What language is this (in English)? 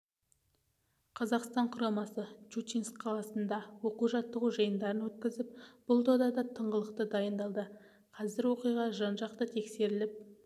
Kazakh